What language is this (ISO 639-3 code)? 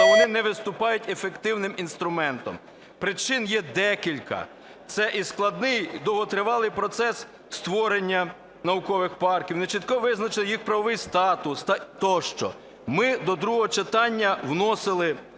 ukr